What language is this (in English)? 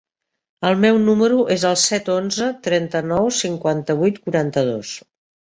Catalan